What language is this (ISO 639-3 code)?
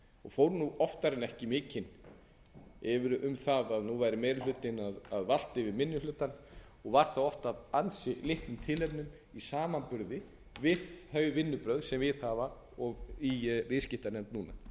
isl